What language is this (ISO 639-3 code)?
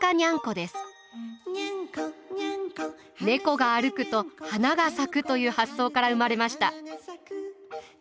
jpn